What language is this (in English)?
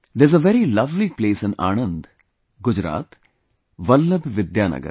English